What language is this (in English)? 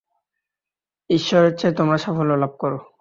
Bangla